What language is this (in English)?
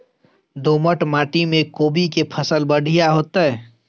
Maithili